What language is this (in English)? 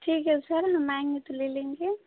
Hindi